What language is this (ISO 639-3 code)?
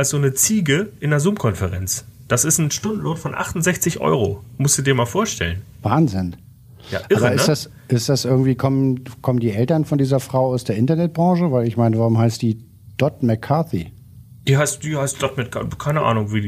deu